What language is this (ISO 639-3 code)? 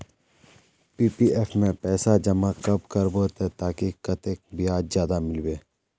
mag